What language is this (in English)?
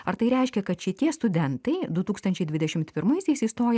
Lithuanian